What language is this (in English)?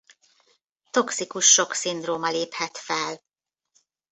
Hungarian